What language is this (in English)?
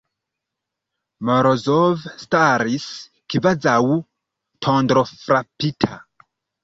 Esperanto